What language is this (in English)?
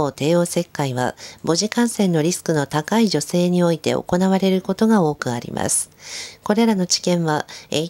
Japanese